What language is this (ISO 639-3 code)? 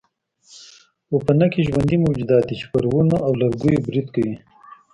pus